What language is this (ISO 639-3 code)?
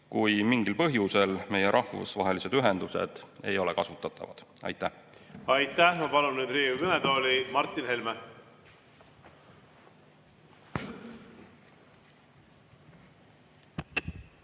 est